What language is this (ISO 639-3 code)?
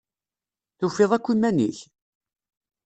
kab